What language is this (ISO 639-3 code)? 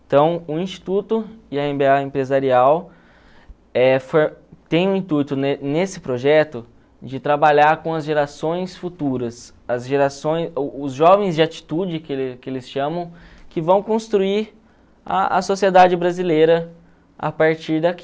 por